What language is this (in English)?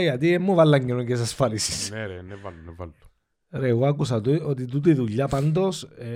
Greek